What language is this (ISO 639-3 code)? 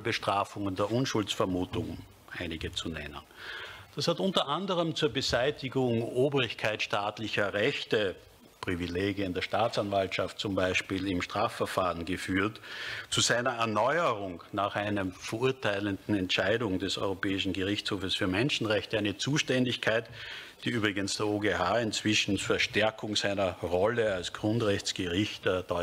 deu